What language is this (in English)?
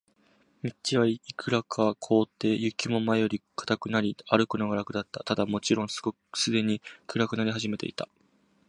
Japanese